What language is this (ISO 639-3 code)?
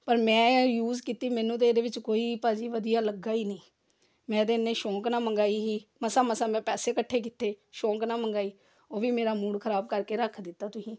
pan